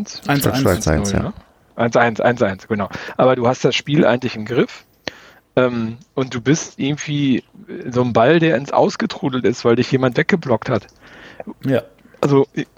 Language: German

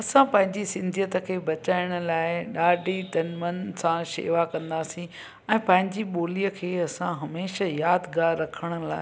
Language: Sindhi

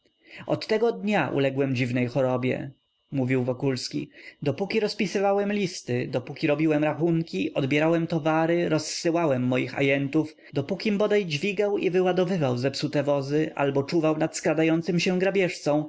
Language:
Polish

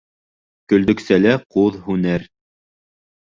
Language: Bashkir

